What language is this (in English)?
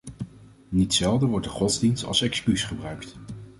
Dutch